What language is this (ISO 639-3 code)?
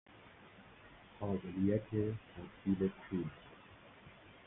fas